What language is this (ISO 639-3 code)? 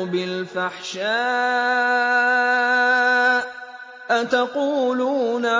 ara